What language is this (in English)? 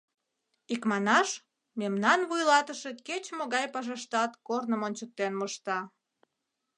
Mari